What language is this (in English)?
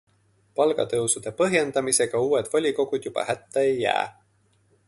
Estonian